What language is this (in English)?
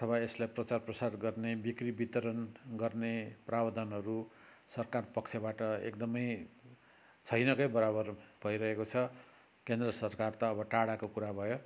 Nepali